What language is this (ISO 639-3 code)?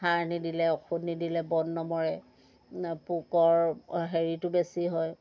asm